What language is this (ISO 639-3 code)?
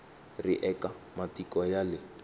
tso